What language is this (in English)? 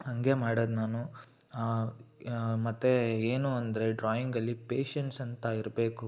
Kannada